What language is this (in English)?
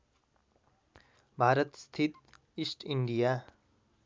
Nepali